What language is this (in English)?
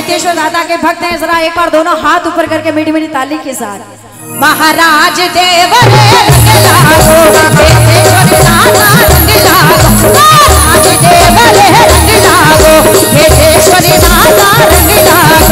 Hindi